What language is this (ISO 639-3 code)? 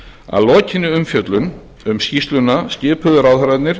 isl